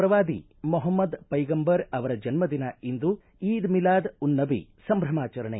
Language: Kannada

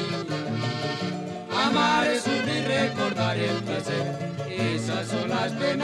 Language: Spanish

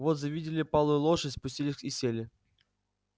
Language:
Russian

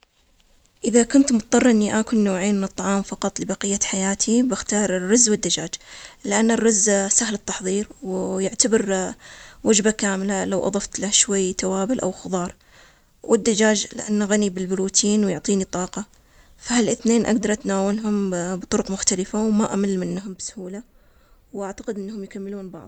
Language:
Omani Arabic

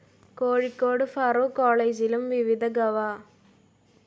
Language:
Malayalam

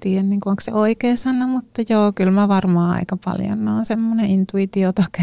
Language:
Finnish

